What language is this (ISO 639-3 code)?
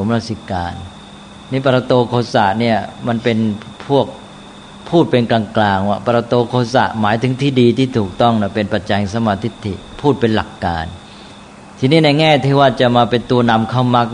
tha